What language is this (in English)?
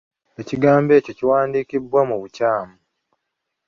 Ganda